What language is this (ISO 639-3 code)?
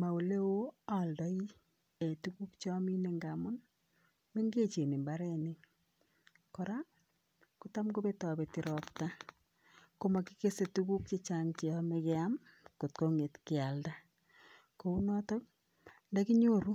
kln